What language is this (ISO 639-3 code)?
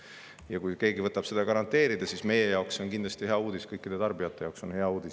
est